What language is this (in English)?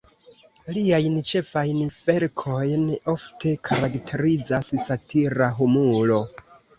Esperanto